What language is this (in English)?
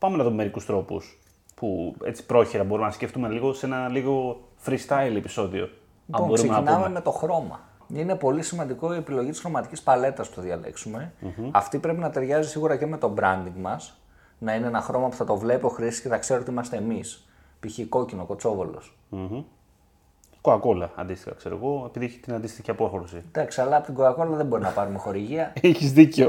Greek